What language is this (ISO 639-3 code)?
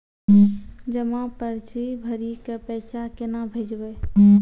mai